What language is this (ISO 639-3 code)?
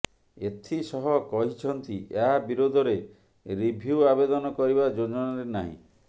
ori